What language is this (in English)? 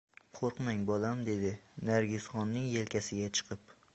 Uzbek